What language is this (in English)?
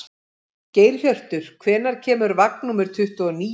Icelandic